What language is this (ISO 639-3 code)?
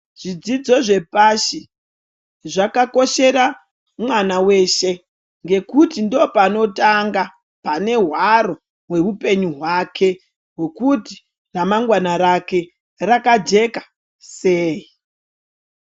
ndc